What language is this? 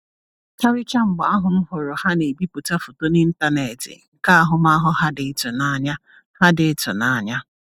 Igbo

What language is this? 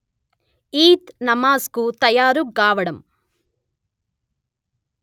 Telugu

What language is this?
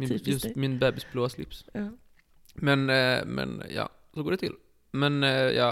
Swedish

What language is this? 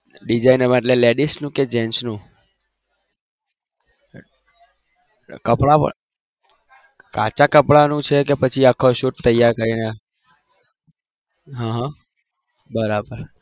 Gujarati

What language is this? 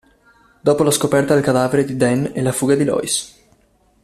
Italian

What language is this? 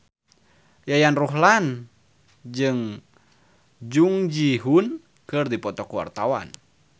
Sundanese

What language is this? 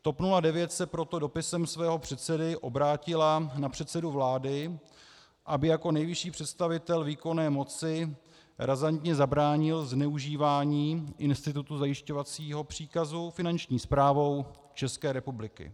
Czech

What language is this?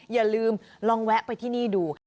Thai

